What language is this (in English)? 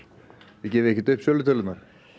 Icelandic